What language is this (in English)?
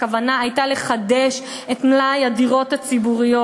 Hebrew